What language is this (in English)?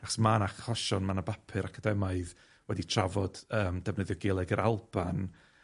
Welsh